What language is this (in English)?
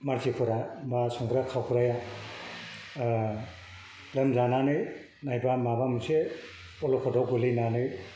Bodo